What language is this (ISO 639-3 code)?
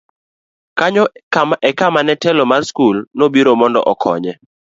luo